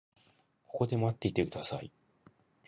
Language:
Japanese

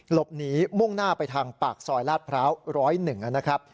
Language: Thai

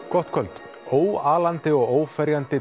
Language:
Icelandic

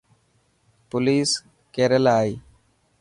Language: Dhatki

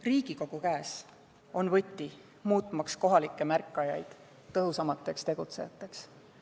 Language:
Estonian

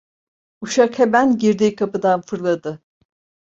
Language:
Turkish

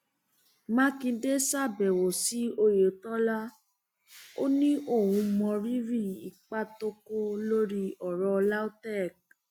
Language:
Yoruba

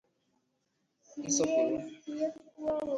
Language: Igbo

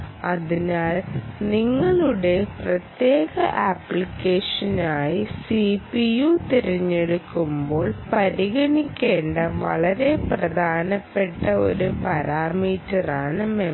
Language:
Malayalam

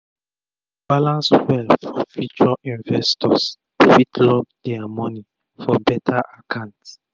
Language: Nigerian Pidgin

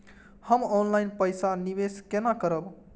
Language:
Maithili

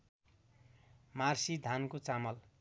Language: Nepali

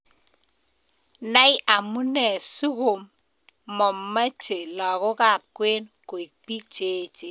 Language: Kalenjin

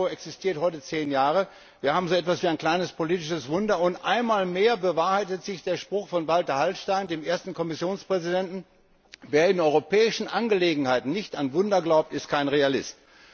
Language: German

